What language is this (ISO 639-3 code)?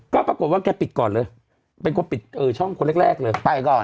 tha